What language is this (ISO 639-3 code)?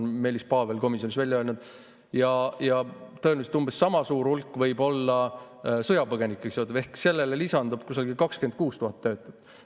est